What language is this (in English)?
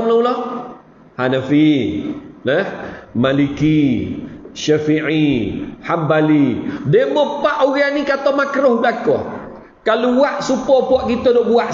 Malay